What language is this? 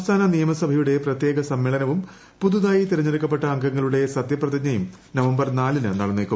Malayalam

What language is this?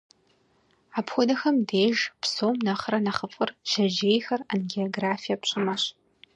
Kabardian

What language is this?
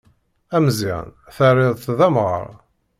Kabyle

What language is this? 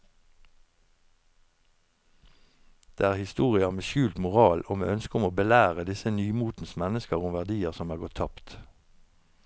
Norwegian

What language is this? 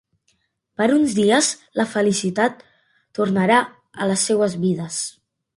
Catalan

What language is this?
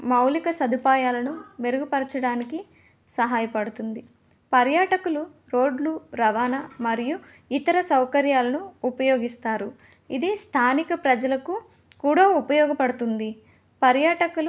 Telugu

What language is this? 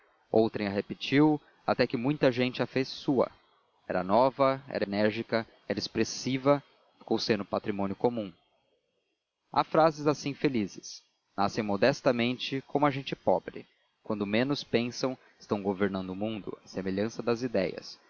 Portuguese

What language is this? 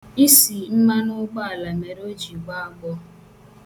Igbo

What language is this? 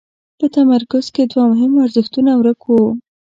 Pashto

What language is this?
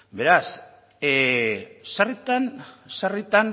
Basque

